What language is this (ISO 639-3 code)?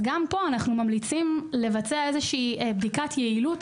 heb